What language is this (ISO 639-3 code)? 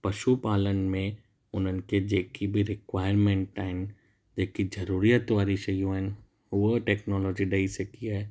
snd